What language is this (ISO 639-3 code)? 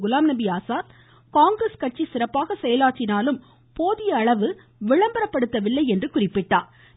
tam